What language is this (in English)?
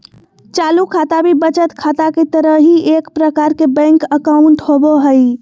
Magahi